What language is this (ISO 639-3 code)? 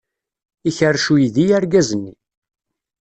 kab